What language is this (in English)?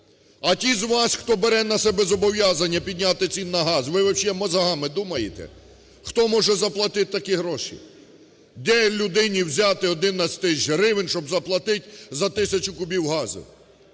Ukrainian